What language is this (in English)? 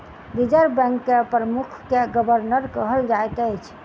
Maithili